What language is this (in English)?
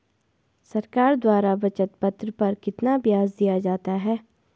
Hindi